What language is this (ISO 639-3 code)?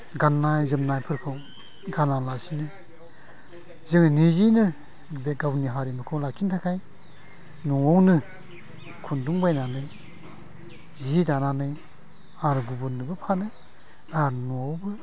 brx